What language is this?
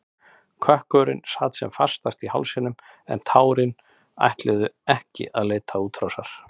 Icelandic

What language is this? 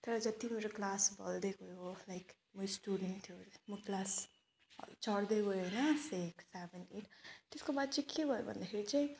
Nepali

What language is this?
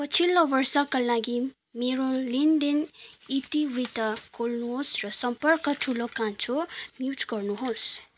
Nepali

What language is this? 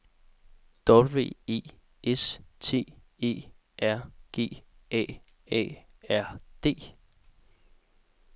Danish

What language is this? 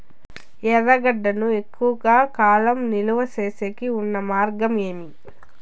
Telugu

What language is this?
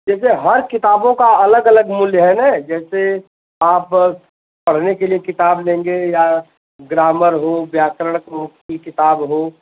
Hindi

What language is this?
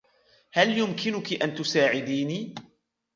Arabic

